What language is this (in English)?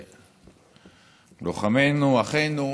Hebrew